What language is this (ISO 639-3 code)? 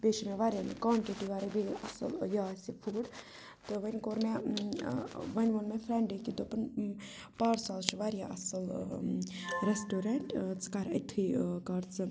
kas